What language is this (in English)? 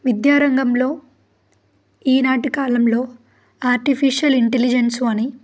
Telugu